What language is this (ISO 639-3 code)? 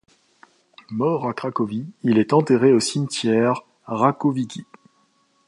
fra